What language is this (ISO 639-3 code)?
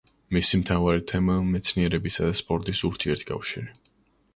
kat